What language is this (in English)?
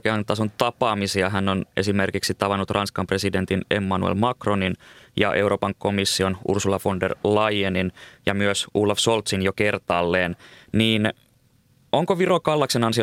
Finnish